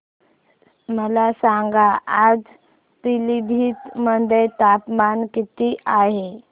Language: Marathi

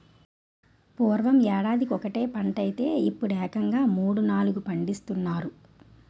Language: Telugu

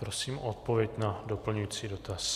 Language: Czech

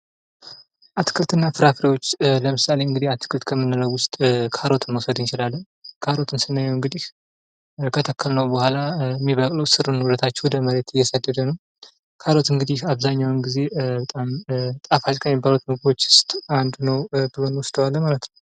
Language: Amharic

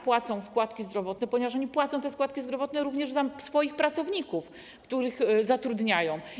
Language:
Polish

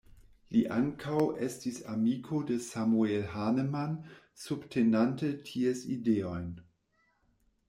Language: Esperanto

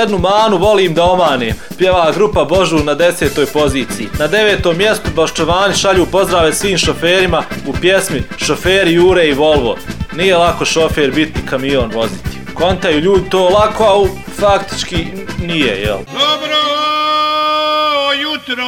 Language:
Croatian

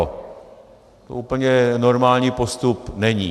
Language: Czech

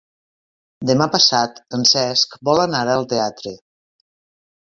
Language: Catalan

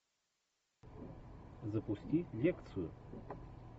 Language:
Russian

